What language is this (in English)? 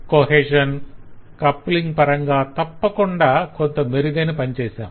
Telugu